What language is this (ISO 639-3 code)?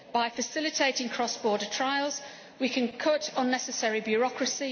eng